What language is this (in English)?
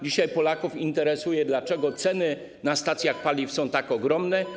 Polish